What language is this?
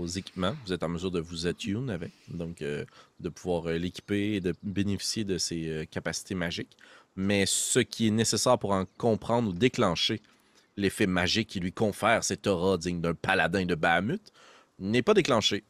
French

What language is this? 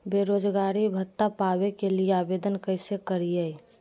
Magahi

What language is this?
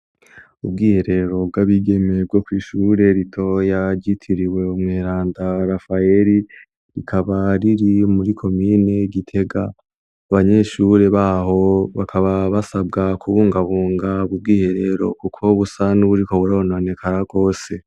Rundi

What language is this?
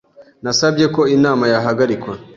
Kinyarwanda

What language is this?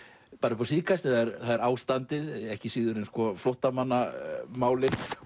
Icelandic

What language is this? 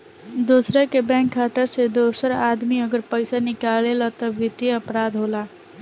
Bhojpuri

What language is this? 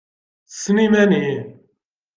Kabyle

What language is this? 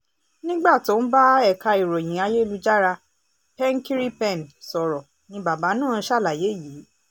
Yoruba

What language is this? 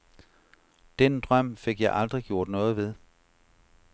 Danish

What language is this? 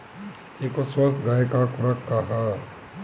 Bhojpuri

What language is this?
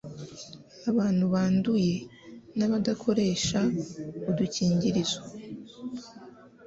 Kinyarwanda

